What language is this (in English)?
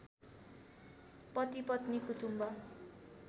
Nepali